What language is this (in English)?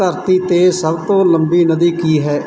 Punjabi